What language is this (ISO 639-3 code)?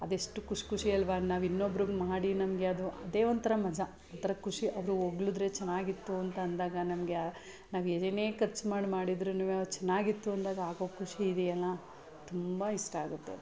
kan